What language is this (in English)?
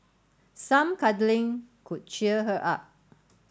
English